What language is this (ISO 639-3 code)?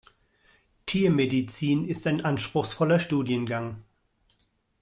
deu